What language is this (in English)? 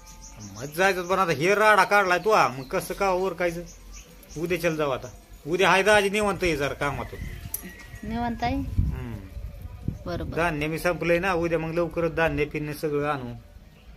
Romanian